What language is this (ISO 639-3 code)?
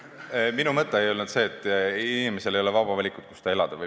est